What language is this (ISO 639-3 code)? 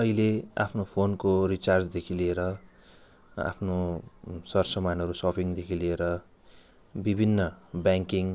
nep